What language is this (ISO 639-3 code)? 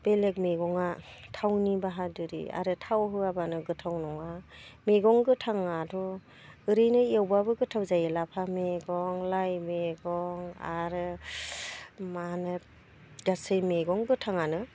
brx